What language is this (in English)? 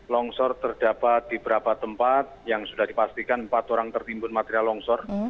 Indonesian